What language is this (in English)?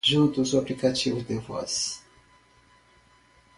Portuguese